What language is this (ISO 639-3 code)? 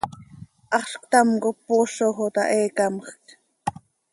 sei